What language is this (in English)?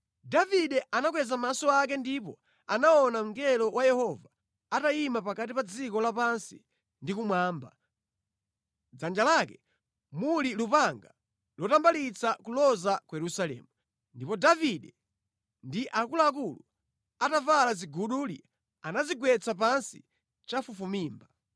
Nyanja